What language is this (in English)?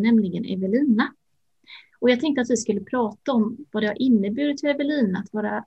Swedish